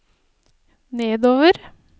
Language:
Norwegian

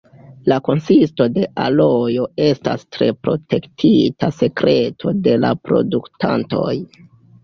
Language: Esperanto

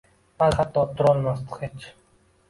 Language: Uzbek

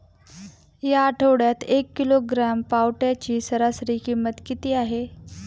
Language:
Marathi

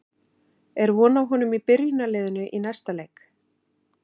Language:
Icelandic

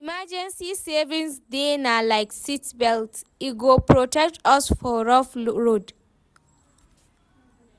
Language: Nigerian Pidgin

